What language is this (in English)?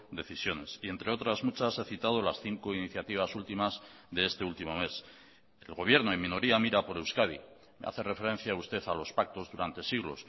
Spanish